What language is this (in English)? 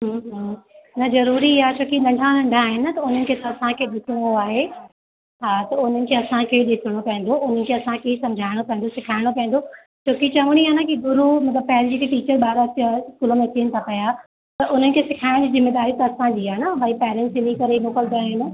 Sindhi